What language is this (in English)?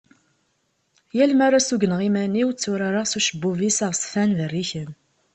Kabyle